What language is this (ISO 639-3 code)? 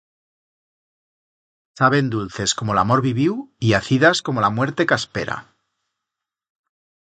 arg